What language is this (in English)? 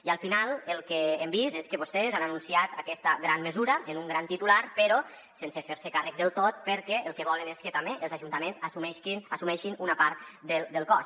Catalan